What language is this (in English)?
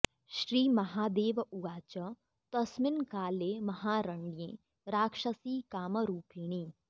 Sanskrit